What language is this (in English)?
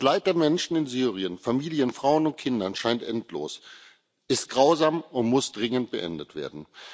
German